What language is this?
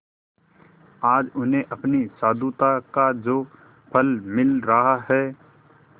Hindi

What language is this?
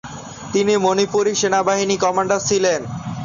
Bangla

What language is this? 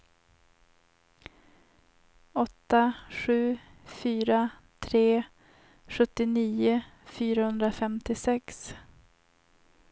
Swedish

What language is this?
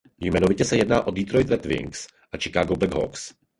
Czech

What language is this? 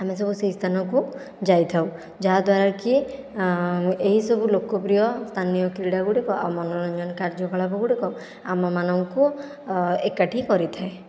Odia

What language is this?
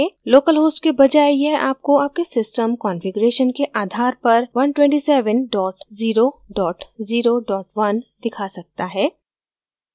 Hindi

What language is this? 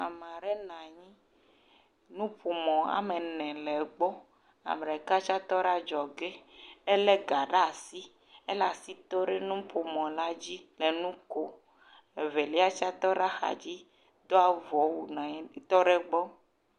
Ewe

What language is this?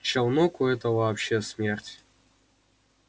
Russian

